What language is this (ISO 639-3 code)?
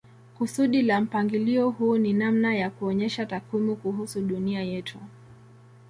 swa